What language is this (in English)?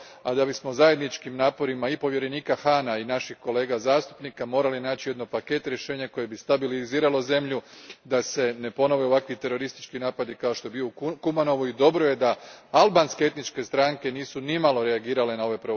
Croatian